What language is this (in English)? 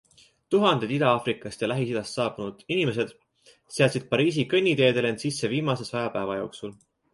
Estonian